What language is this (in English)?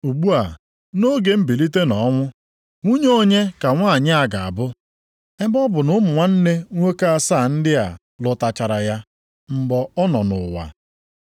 Igbo